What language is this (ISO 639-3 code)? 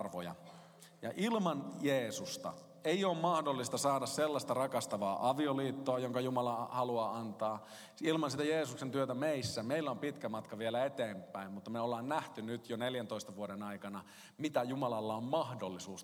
fin